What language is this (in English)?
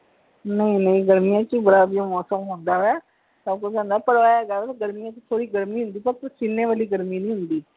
Punjabi